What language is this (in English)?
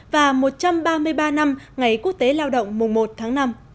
Vietnamese